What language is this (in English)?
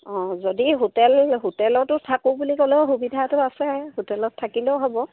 Assamese